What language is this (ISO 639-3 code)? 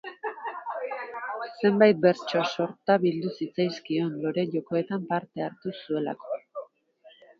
eus